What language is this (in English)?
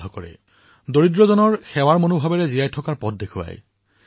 Assamese